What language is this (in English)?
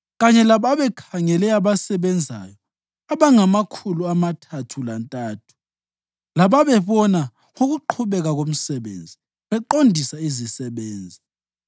North Ndebele